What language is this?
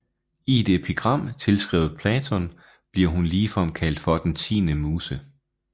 Danish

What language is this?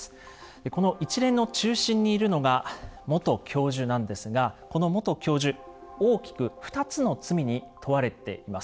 Japanese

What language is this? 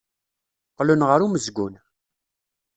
Kabyle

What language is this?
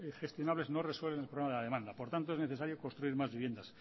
Spanish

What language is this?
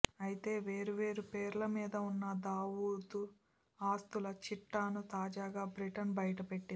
Telugu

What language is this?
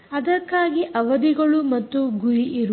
Kannada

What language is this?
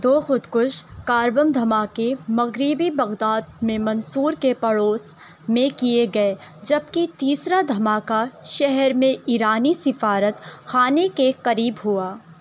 Urdu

